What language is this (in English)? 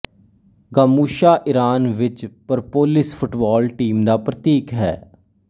Punjabi